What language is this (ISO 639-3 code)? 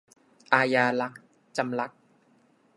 tha